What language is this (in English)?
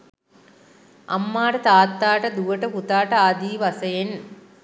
Sinhala